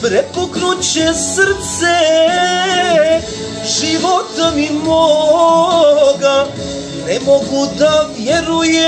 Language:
Romanian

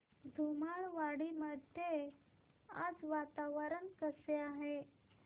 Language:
Marathi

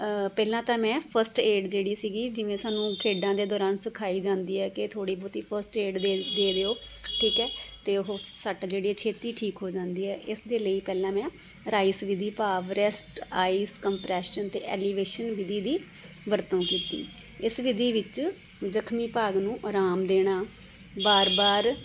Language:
Punjabi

